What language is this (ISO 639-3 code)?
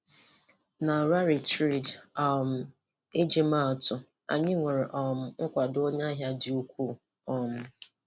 ibo